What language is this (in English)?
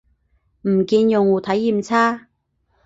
Cantonese